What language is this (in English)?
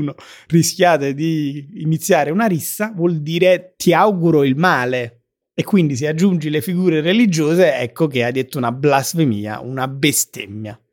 Italian